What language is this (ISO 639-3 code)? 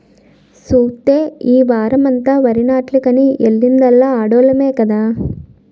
tel